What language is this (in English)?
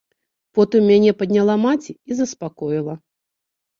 Belarusian